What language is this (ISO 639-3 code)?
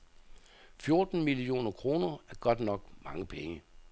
dan